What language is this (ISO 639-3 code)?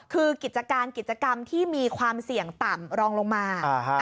tha